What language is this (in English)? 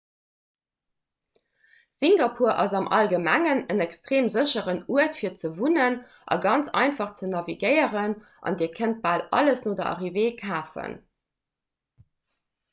Luxembourgish